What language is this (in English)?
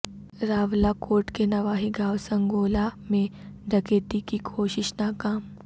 Urdu